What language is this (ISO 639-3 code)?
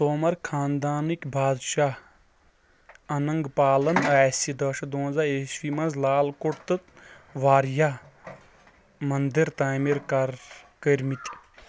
kas